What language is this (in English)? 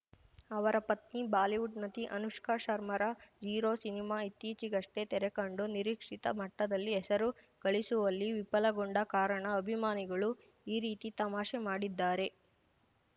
Kannada